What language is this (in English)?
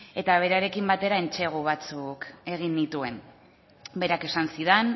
Basque